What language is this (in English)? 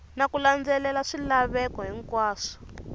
Tsonga